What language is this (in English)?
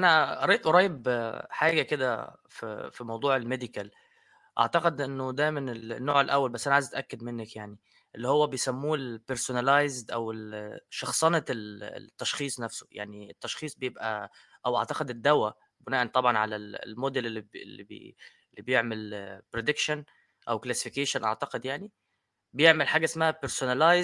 Arabic